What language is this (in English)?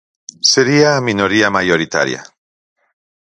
Galician